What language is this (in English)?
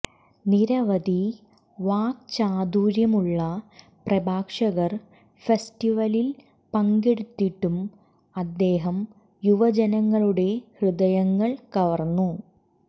Malayalam